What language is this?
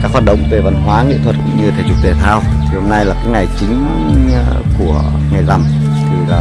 Vietnamese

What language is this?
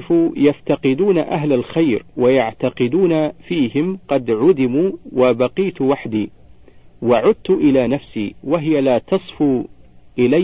Arabic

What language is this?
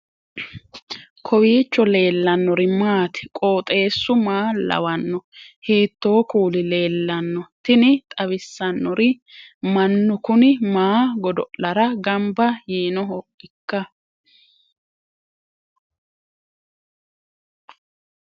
Sidamo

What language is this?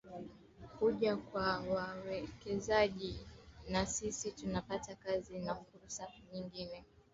Swahili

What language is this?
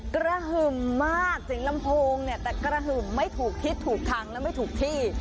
Thai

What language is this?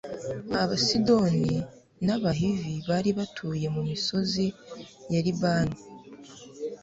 Kinyarwanda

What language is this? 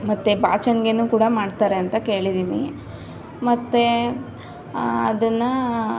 Kannada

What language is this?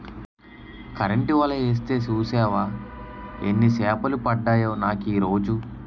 Telugu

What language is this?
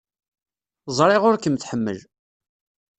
Kabyle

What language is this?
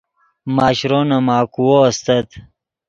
Yidgha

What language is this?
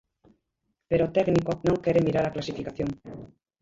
Galician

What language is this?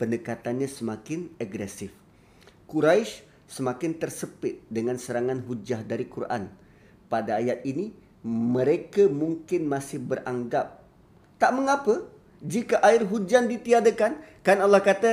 Malay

